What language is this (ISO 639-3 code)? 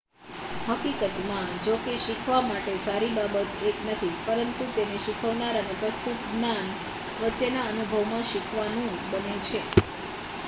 guj